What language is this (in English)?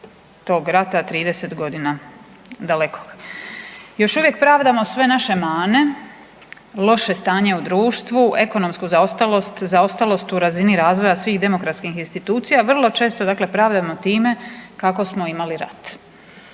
Croatian